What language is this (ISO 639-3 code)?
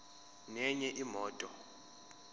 zul